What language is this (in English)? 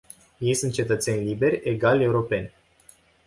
Romanian